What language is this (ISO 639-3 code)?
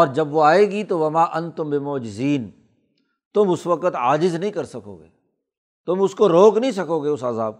urd